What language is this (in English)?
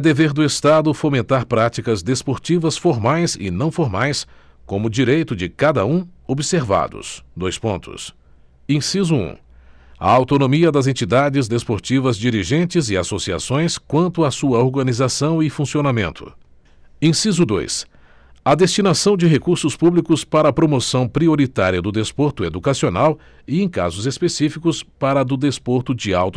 Portuguese